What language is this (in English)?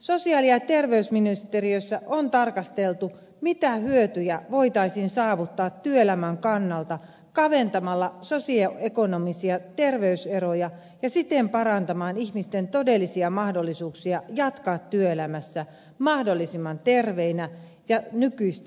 Finnish